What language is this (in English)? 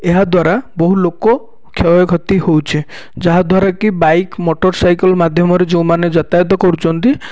Odia